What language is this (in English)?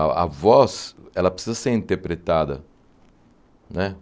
Portuguese